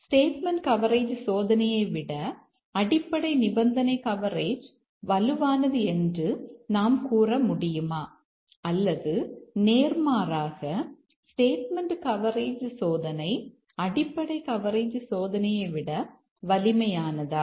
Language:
Tamil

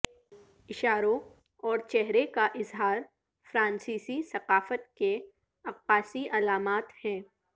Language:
Urdu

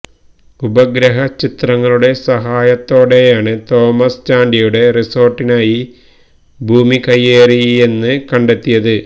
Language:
Malayalam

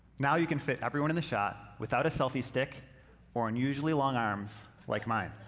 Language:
English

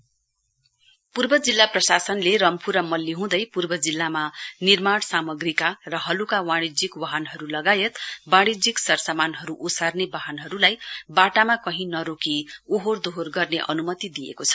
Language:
Nepali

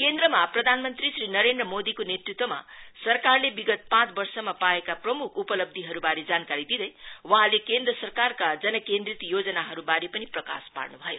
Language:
Nepali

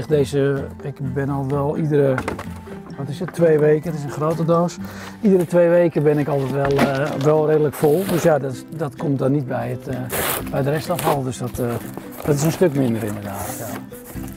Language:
Dutch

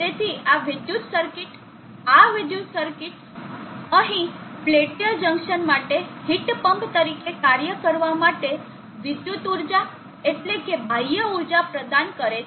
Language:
Gujarati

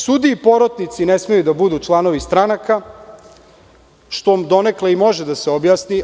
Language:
Serbian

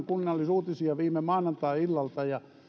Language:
Finnish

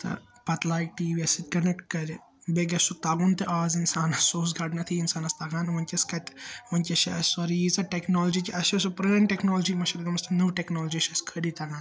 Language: Kashmiri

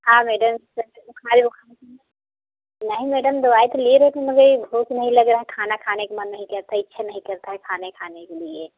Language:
Hindi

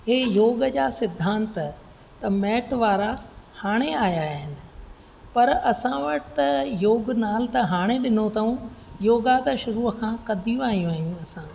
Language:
Sindhi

